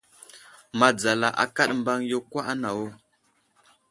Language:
Wuzlam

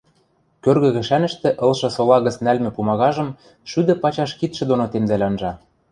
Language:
Western Mari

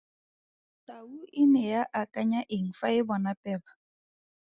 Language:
Tswana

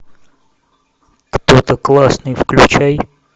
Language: Russian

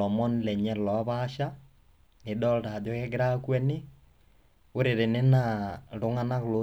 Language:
Masai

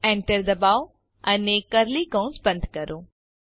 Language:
Gujarati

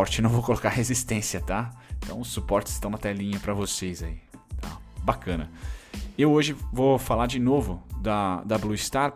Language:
Portuguese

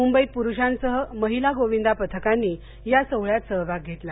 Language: Marathi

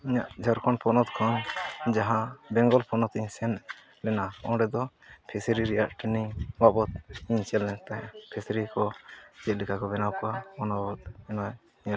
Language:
Santali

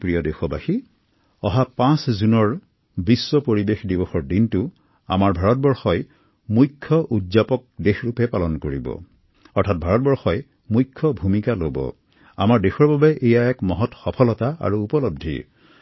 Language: Assamese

